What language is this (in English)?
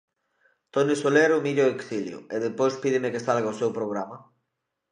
Galician